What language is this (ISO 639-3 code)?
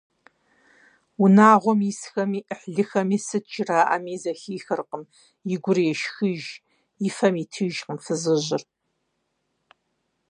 kbd